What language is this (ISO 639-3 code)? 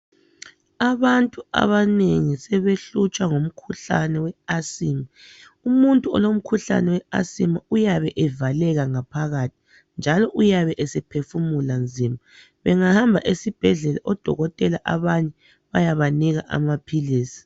nde